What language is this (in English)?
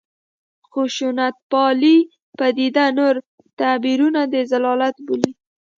Pashto